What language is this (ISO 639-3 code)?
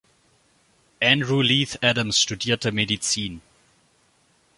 deu